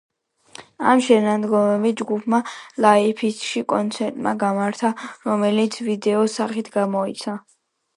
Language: Georgian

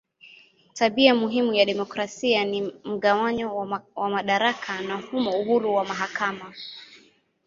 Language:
Swahili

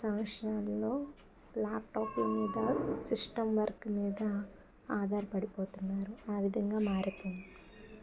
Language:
Telugu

